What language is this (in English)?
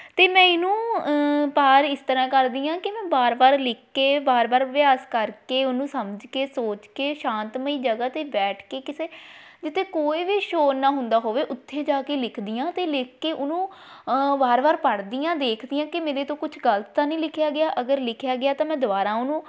Punjabi